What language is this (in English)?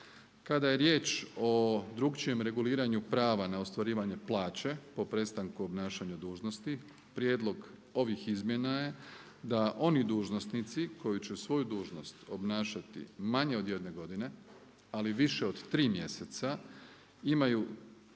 Croatian